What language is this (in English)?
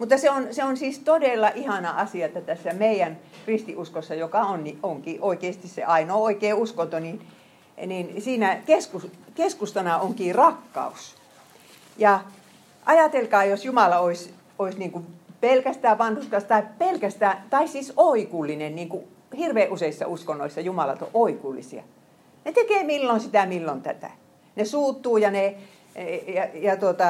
Finnish